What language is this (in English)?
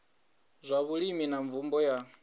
Venda